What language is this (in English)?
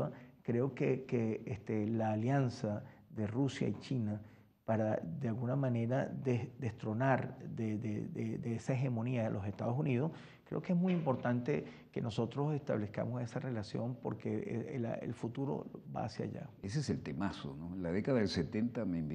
Spanish